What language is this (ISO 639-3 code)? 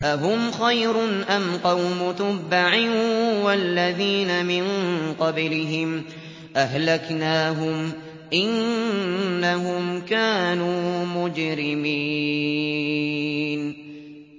ara